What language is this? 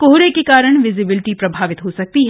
Hindi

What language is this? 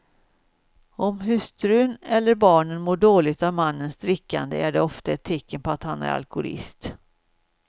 Swedish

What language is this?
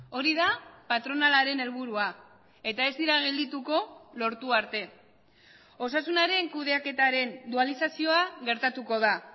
Basque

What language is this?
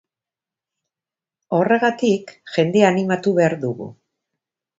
Basque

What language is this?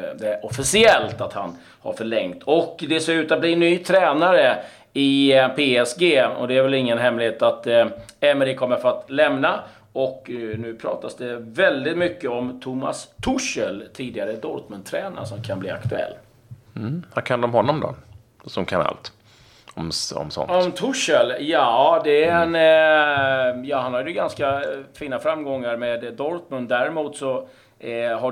Swedish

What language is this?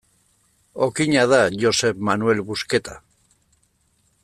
Basque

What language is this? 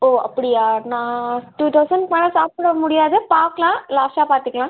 Tamil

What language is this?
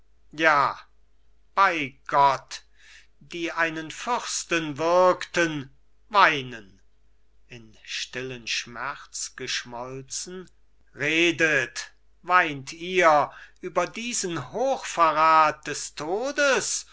German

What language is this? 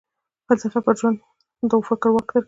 Pashto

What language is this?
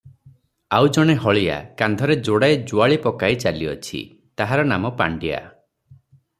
Odia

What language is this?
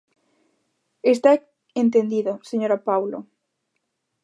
Galician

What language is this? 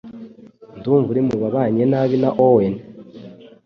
Kinyarwanda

